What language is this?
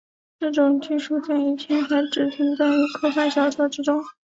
Chinese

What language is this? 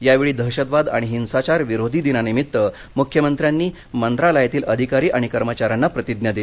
Marathi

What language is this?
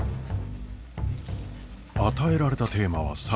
Japanese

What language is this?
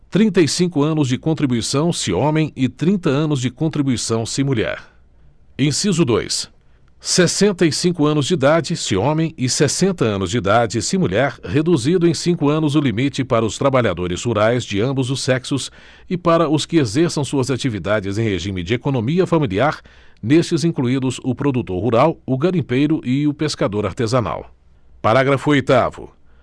Portuguese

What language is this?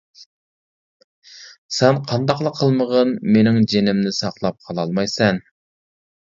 Uyghur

